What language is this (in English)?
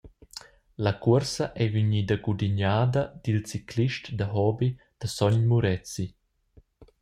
Romansh